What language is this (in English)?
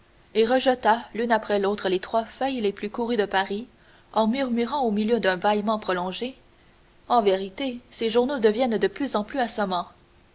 French